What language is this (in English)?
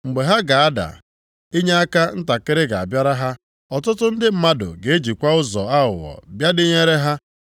Igbo